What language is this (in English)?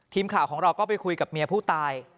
Thai